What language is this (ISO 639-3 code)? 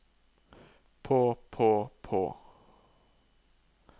nor